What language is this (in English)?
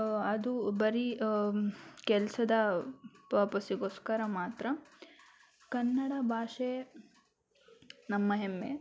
Kannada